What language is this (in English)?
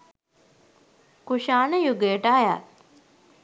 Sinhala